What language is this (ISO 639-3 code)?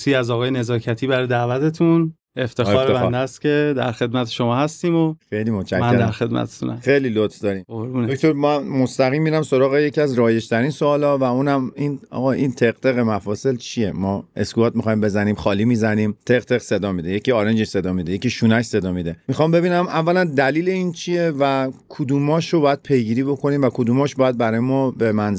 fas